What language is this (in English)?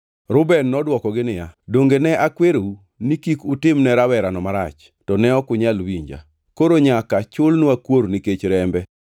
Luo (Kenya and Tanzania)